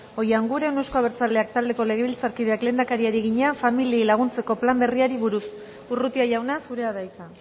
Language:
Basque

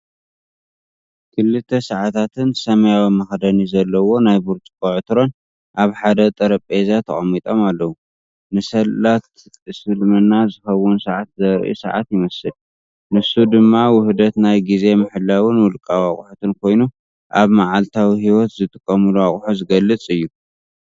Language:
Tigrinya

